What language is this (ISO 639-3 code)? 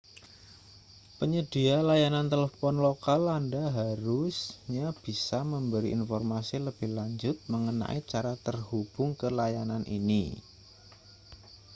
ind